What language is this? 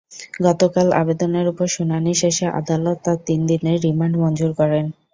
Bangla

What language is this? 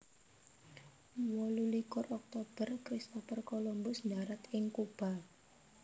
Javanese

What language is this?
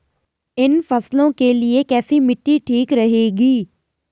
Hindi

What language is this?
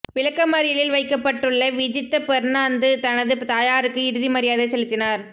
Tamil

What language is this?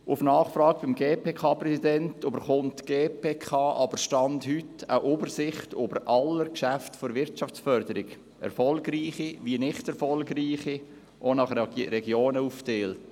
Swiss German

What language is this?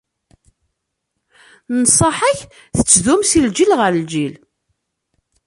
Kabyle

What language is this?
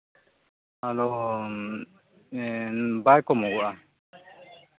Santali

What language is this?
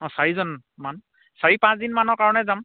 Assamese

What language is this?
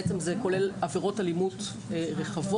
Hebrew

